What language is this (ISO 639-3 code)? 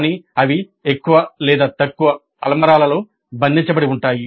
tel